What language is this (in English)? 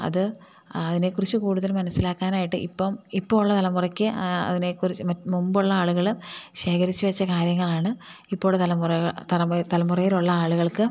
Malayalam